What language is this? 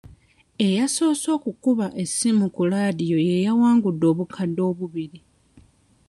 Ganda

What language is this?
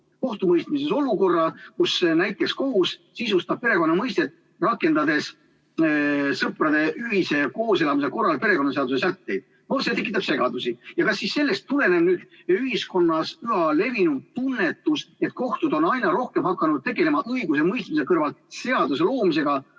Estonian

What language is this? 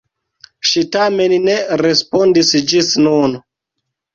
Esperanto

